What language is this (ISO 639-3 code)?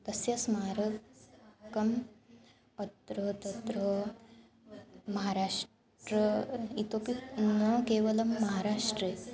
san